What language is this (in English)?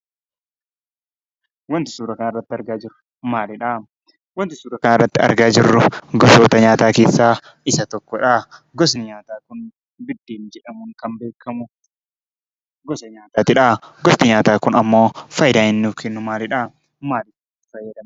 Oromo